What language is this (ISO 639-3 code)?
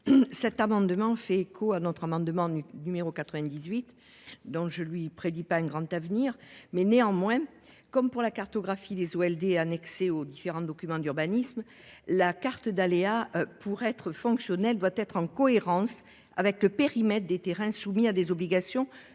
fra